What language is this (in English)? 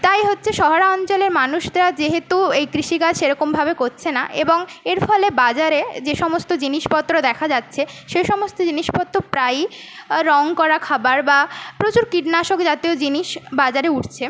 Bangla